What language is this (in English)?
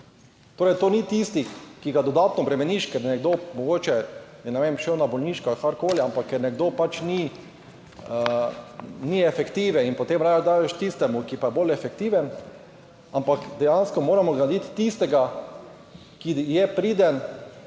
Slovenian